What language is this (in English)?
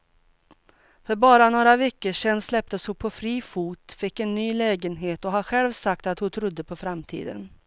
Swedish